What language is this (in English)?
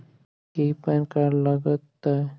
Magahi